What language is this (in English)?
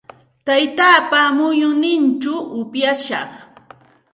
Santa Ana de Tusi Pasco Quechua